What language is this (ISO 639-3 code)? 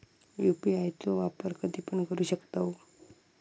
mar